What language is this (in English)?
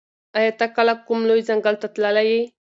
Pashto